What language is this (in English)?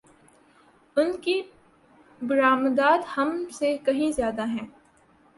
Urdu